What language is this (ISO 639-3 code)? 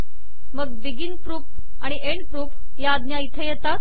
mar